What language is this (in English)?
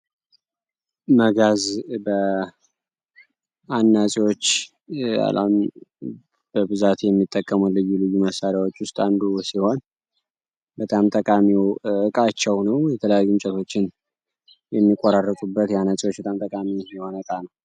Amharic